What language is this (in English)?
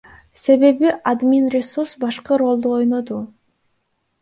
Kyrgyz